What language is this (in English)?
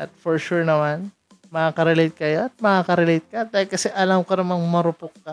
Filipino